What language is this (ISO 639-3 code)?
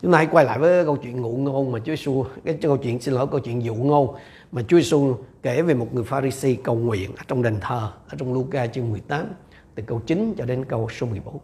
vie